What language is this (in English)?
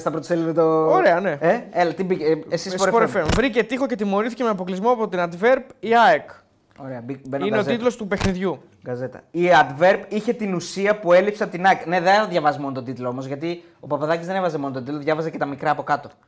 Greek